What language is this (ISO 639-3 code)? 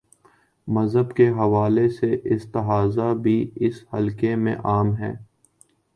urd